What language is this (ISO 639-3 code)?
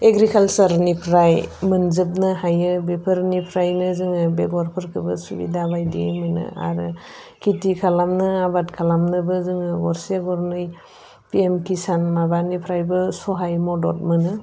brx